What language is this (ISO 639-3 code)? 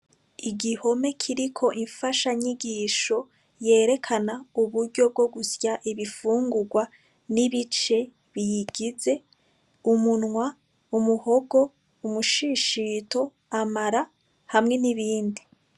run